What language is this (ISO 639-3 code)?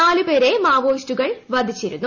mal